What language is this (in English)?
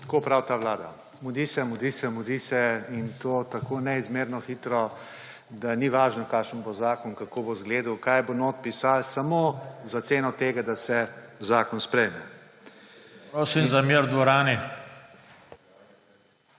Slovenian